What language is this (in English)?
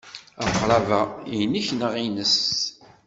Kabyle